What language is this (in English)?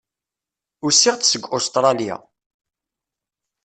Kabyle